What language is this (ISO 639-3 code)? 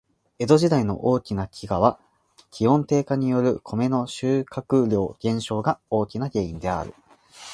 jpn